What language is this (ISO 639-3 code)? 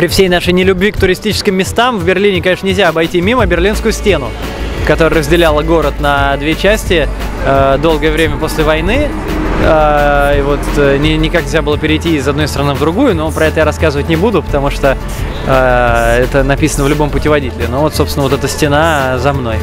rus